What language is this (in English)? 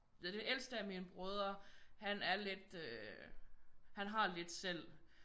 Danish